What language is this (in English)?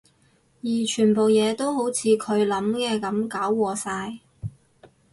Cantonese